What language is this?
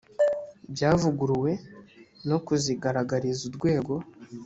Kinyarwanda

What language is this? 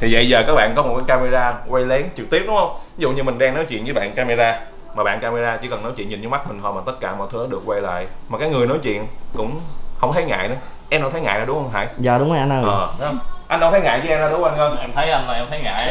Vietnamese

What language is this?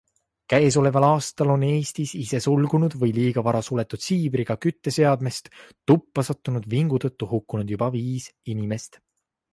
Estonian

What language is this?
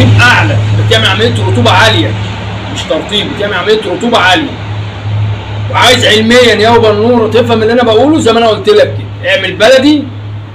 Arabic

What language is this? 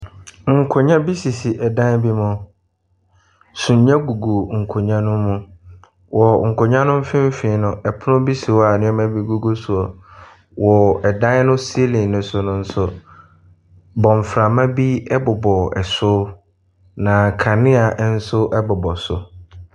Akan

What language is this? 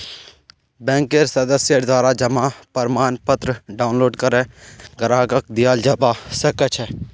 Magahi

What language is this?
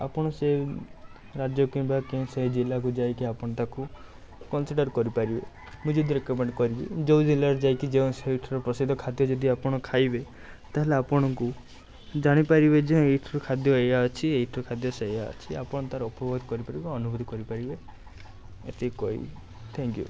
Odia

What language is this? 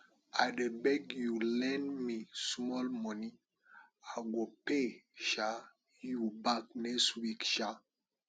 Nigerian Pidgin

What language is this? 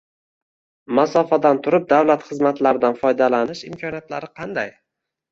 Uzbek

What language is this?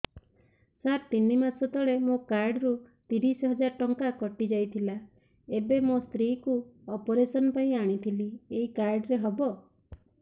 Odia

